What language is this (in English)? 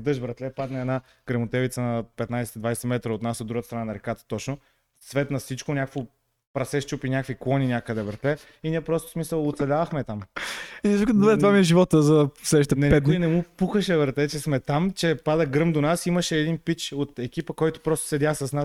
Bulgarian